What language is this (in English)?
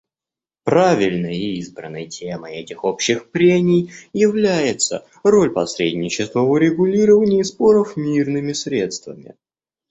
Russian